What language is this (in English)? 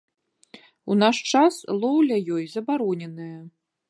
Belarusian